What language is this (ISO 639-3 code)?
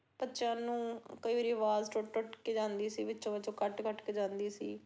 pan